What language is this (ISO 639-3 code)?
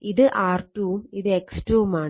mal